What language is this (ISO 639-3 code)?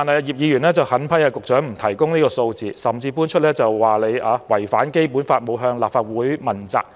yue